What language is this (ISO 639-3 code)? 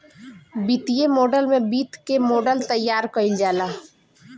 bho